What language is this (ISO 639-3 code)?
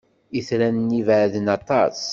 kab